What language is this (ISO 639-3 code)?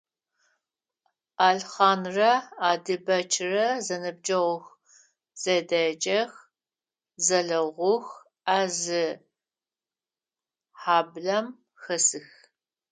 ady